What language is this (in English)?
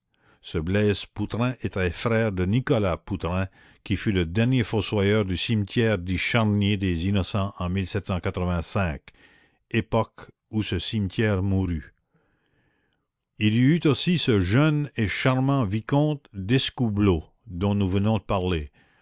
French